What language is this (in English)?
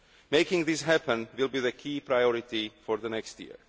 English